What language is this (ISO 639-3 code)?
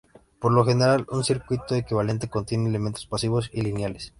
spa